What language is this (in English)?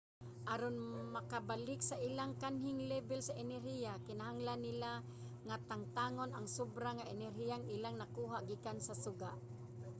Cebuano